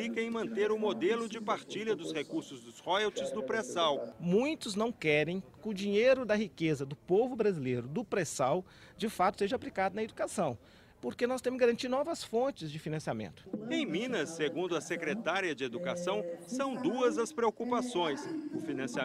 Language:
Portuguese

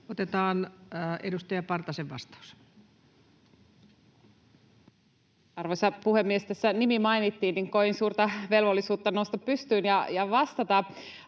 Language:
Finnish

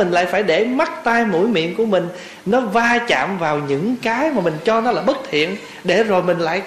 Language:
Vietnamese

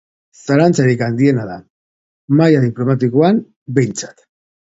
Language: Basque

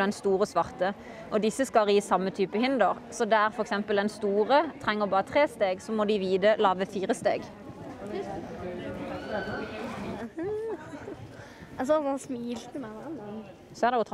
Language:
Norwegian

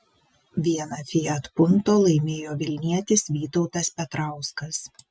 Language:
Lithuanian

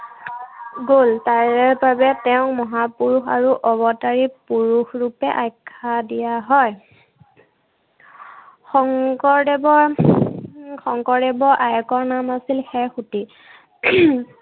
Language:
Assamese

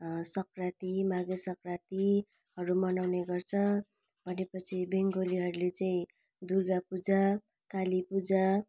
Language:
Nepali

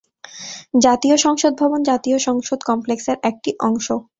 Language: Bangla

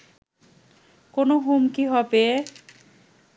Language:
Bangla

